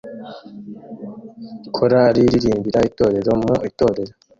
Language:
Kinyarwanda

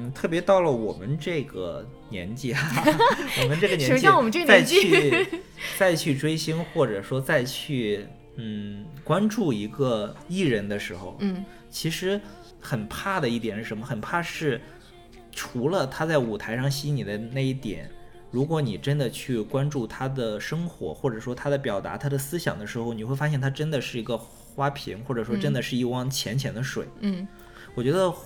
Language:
Chinese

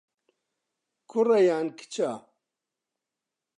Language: Central Kurdish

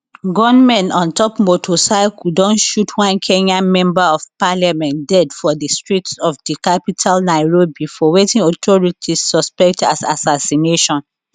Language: Nigerian Pidgin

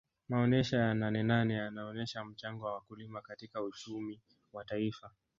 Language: Swahili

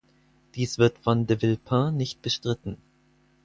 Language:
German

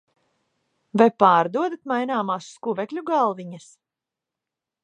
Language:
Latvian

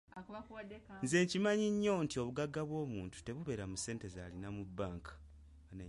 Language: Ganda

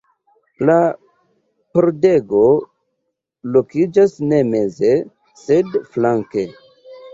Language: Esperanto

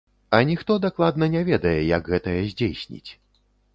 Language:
Belarusian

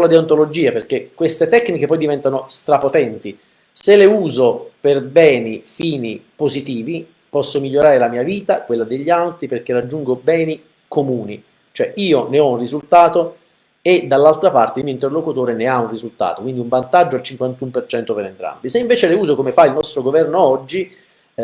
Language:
Italian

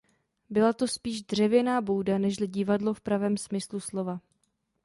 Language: Czech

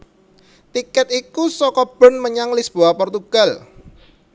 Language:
Javanese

